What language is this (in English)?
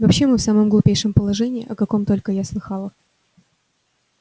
Russian